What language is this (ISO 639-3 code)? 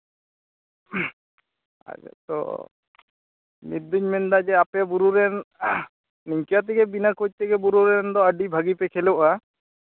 sat